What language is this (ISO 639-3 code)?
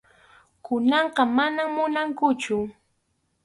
qxu